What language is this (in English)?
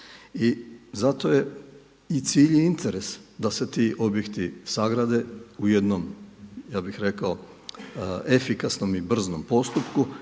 Croatian